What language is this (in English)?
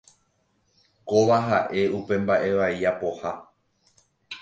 Guarani